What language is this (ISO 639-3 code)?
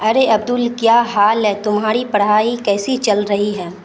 urd